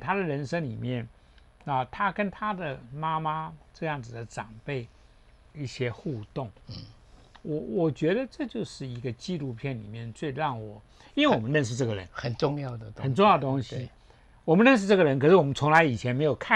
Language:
Chinese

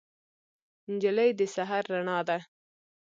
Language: Pashto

